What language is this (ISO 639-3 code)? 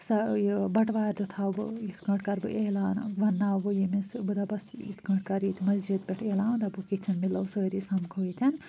kas